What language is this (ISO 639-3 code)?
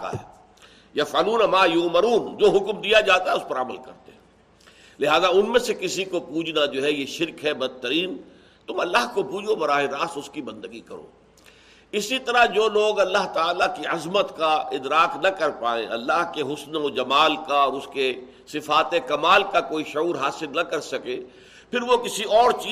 urd